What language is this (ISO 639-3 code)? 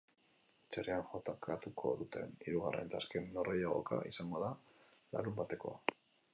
eus